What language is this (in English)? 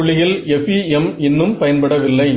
Tamil